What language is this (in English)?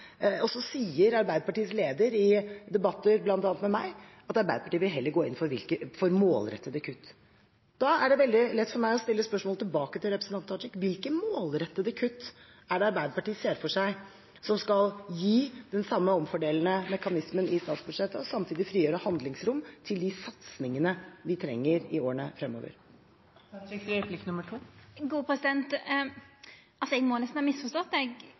Norwegian